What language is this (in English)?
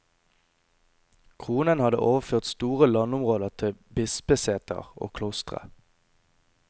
Norwegian